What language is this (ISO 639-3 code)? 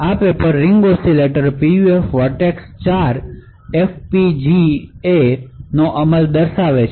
guj